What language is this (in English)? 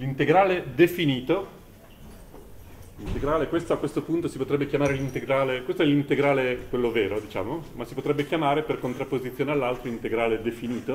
Italian